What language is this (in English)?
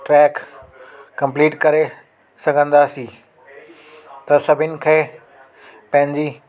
Sindhi